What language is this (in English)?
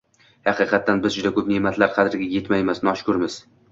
Uzbek